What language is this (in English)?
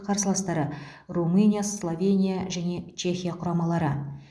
Kazakh